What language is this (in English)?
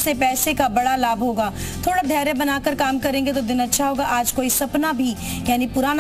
Hindi